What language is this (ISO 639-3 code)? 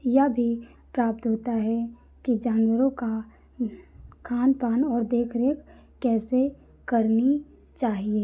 hin